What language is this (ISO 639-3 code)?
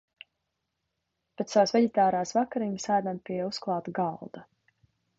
lav